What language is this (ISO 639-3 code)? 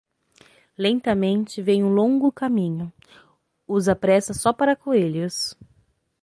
por